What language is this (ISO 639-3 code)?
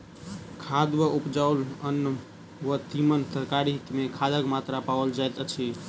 mai